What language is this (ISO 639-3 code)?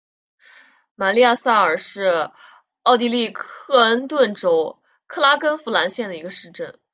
zho